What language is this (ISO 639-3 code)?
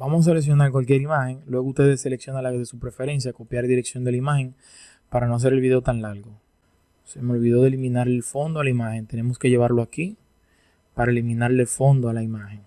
spa